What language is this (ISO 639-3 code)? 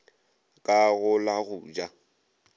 nso